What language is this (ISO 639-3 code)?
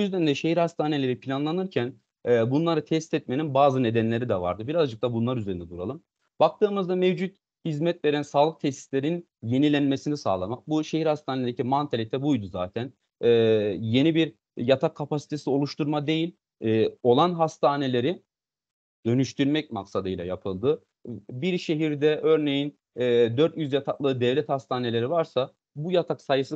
tur